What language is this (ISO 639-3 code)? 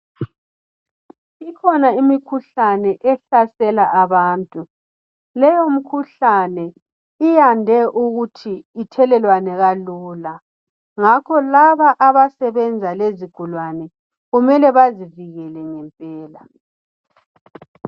nde